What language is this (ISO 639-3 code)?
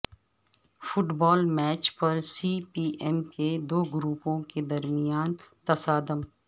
urd